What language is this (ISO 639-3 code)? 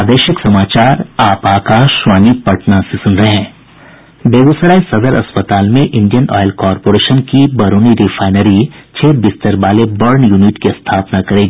hin